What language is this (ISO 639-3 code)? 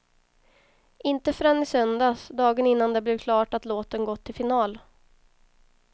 swe